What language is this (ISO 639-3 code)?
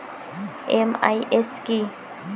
ben